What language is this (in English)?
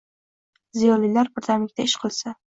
Uzbek